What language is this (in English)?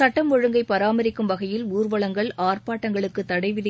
Tamil